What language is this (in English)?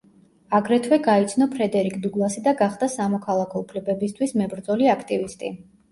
Georgian